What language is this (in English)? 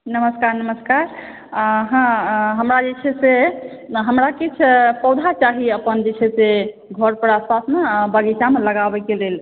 Maithili